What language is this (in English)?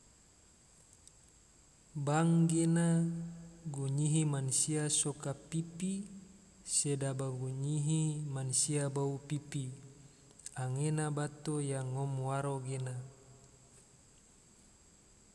Tidore